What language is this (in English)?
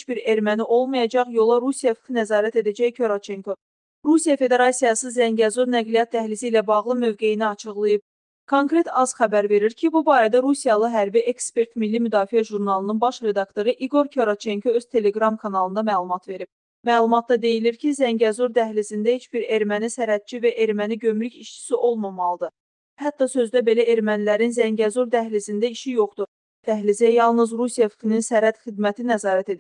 Turkish